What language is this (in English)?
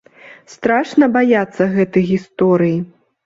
Belarusian